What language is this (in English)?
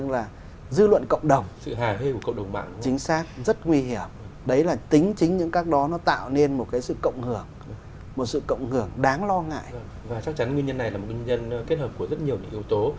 Vietnamese